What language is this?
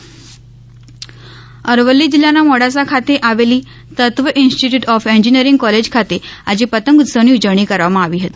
Gujarati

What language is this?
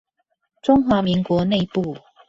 Chinese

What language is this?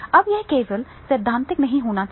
Hindi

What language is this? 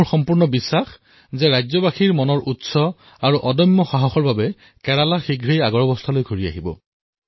Assamese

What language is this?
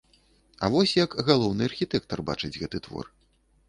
Belarusian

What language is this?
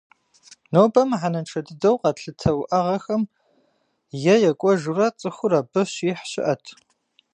Kabardian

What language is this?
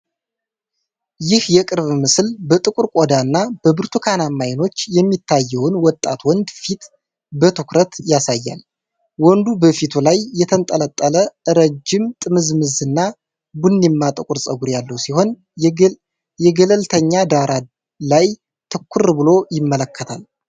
Amharic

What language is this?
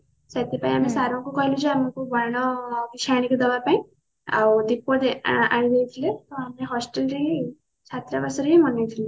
Odia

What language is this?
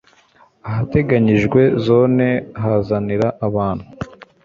Kinyarwanda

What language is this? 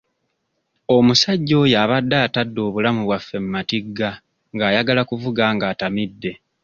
Ganda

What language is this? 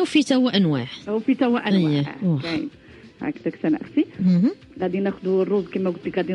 Arabic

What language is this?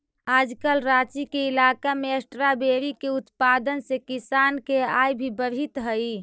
Magahi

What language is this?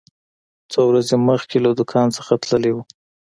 Pashto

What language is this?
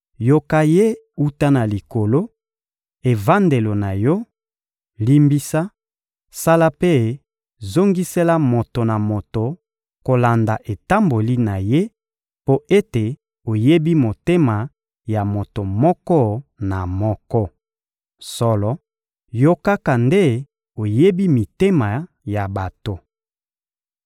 Lingala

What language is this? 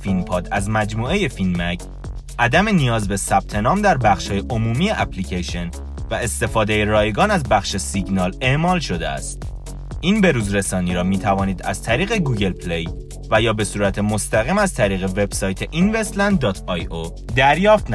Persian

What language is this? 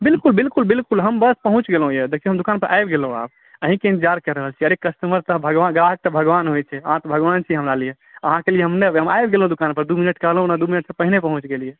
Maithili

